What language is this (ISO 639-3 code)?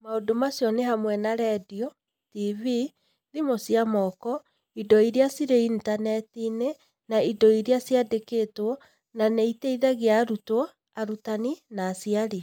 kik